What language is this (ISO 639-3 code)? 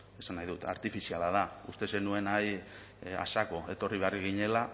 eus